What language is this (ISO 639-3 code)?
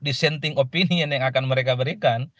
ind